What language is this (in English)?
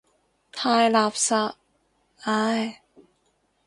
Cantonese